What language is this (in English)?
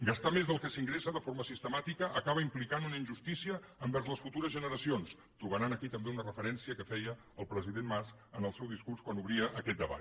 Catalan